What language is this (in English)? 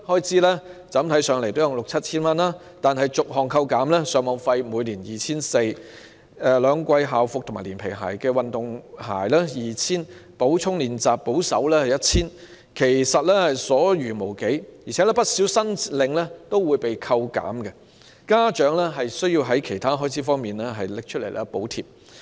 Cantonese